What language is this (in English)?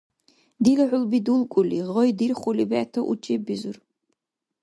Dargwa